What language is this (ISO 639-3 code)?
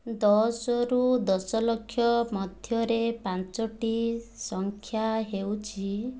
ori